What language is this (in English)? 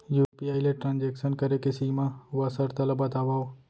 Chhattisgarhi